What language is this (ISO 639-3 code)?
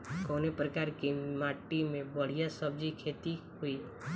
bho